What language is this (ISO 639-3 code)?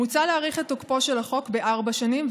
heb